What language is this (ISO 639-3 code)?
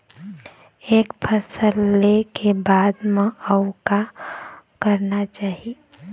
hne